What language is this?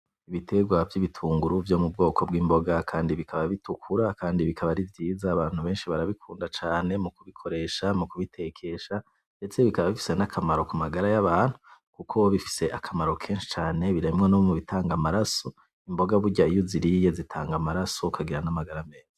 Rundi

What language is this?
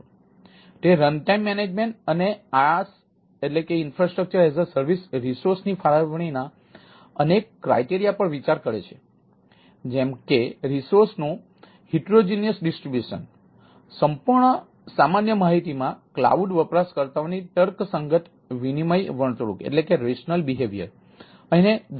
Gujarati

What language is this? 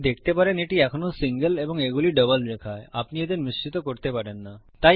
Bangla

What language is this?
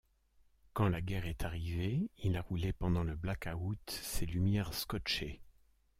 French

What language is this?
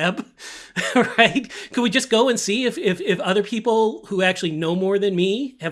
English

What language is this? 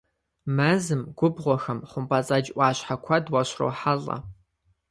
Kabardian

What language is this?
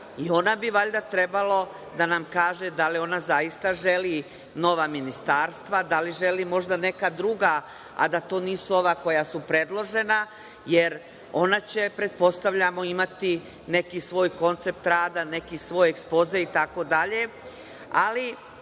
Serbian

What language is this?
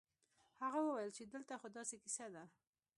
Pashto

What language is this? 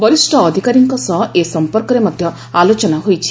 Odia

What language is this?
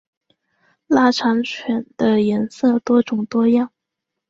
Chinese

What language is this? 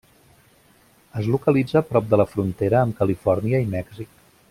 Catalan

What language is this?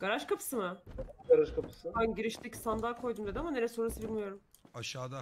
Turkish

